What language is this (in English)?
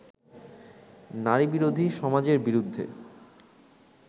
Bangla